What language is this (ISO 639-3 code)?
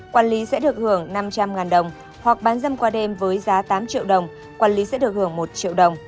vie